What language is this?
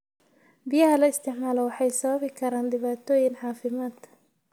Somali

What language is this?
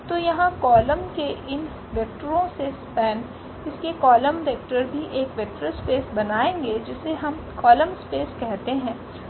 Hindi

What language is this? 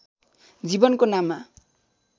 Nepali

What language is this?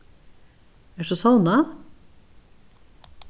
Faroese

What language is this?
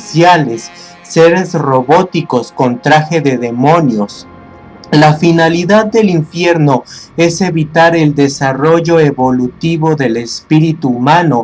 Spanish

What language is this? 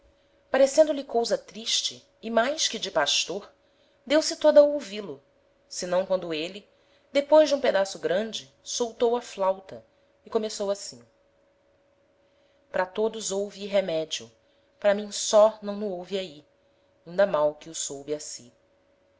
Portuguese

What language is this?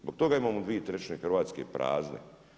Croatian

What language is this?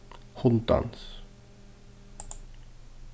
Faroese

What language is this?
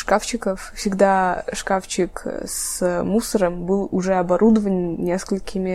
Russian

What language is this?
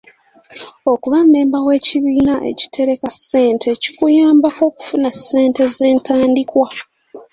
Ganda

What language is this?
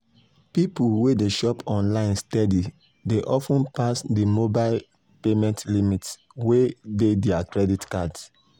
Nigerian Pidgin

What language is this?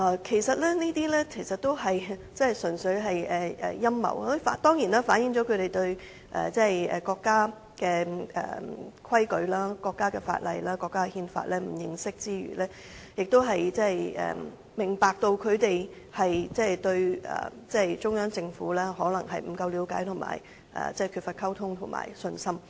Cantonese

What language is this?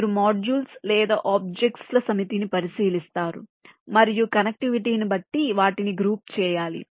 Telugu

